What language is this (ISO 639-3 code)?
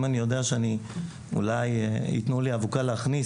heb